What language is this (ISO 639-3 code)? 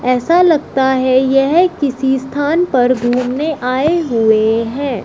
hin